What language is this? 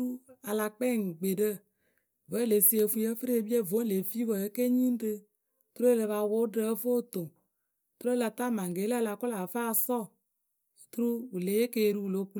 Akebu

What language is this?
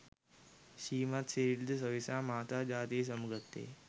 Sinhala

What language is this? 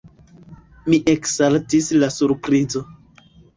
Esperanto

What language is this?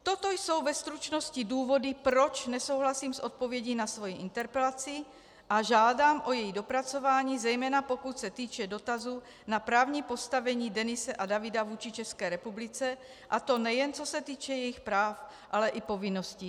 Czech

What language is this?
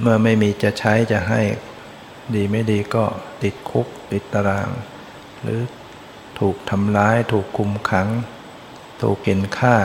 Thai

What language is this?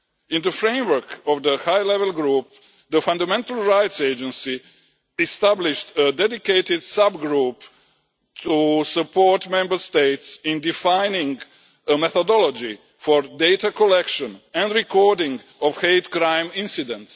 English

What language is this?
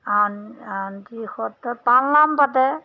Assamese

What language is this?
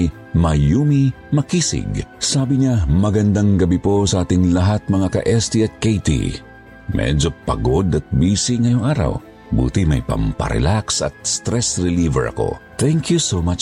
Filipino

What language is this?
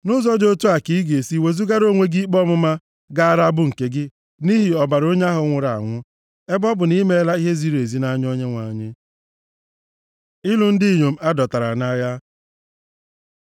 Igbo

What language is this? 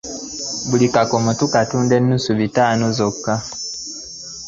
Ganda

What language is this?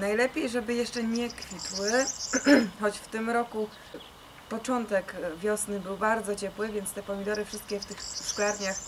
Polish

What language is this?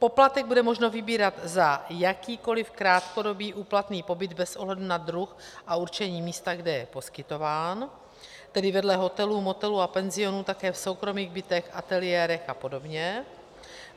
Czech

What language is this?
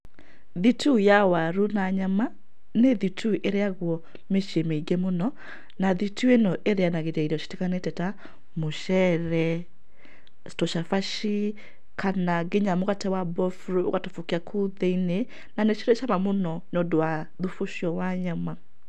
Kikuyu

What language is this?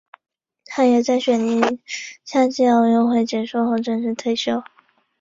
Chinese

